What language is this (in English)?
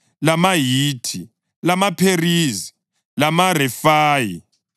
North Ndebele